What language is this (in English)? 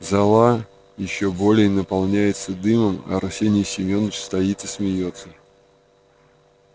Russian